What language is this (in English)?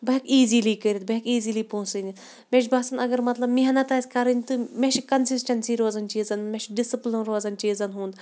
Kashmiri